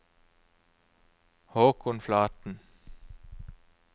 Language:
Norwegian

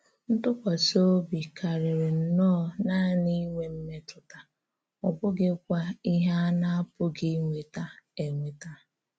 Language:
Igbo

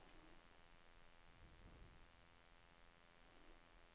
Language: Norwegian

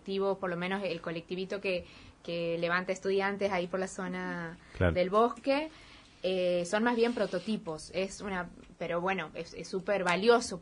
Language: Spanish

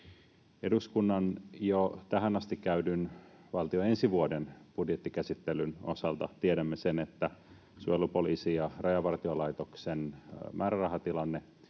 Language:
Finnish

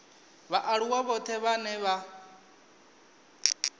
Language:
Venda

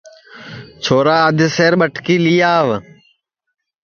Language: Sansi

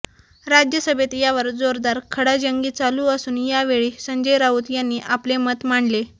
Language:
Marathi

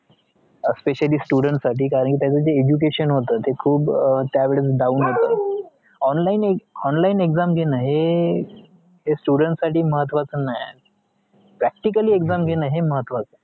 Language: Marathi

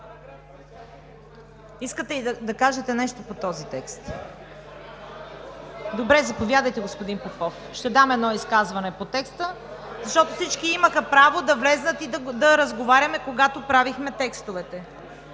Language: Bulgarian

